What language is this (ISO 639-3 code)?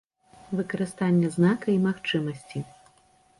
bel